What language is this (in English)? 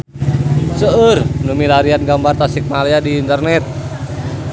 Sundanese